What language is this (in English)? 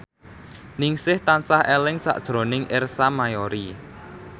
Javanese